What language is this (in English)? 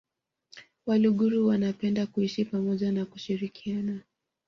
Swahili